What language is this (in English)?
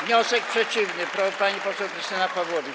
Polish